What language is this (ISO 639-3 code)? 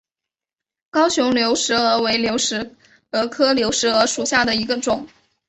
zho